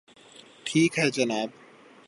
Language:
Urdu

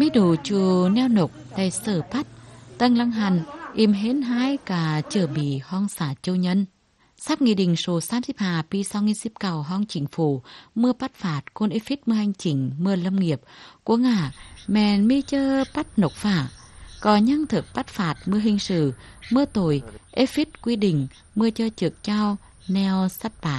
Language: Vietnamese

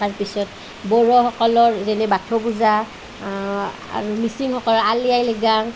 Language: Assamese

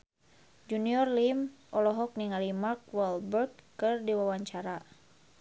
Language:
Sundanese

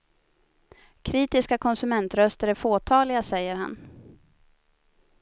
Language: Swedish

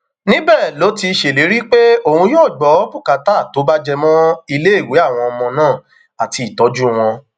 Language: Yoruba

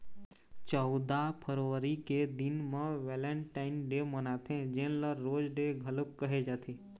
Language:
Chhattisgarhi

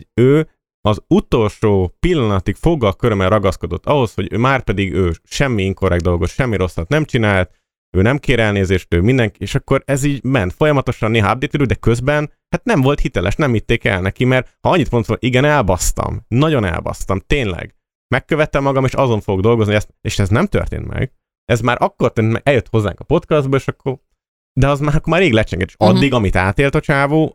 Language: Hungarian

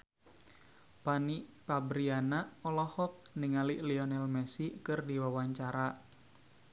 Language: Sundanese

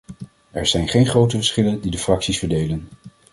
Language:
Dutch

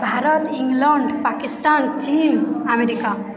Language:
Odia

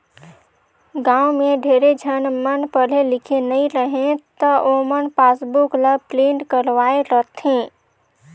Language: Chhattisgarhi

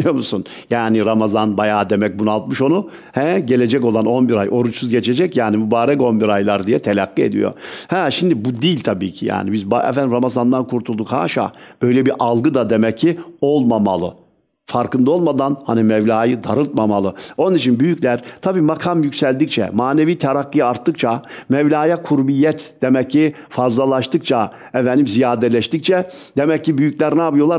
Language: Turkish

